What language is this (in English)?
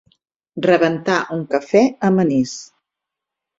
Catalan